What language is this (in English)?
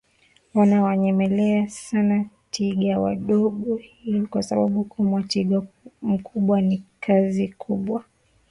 Swahili